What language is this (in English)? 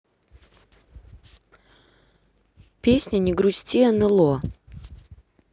Russian